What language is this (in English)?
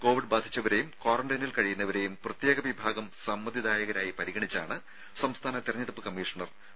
Malayalam